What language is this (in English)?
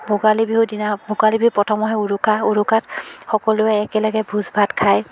Assamese